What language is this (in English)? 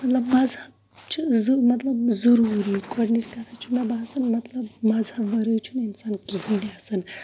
Kashmiri